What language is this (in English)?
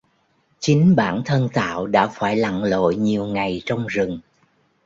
Vietnamese